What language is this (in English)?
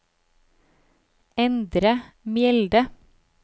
Norwegian